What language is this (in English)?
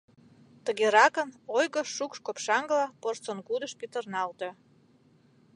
Mari